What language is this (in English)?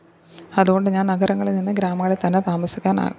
Malayalam